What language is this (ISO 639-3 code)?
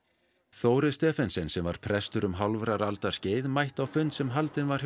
isl